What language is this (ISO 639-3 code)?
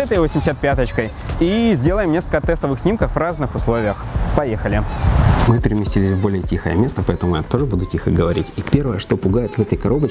rus